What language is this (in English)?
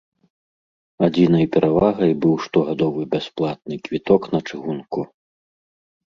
Belarusian